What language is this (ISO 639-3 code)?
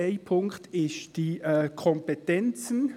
gsw